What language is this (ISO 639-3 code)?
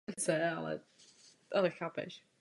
ces